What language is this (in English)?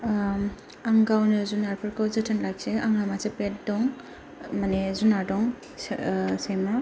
Bodo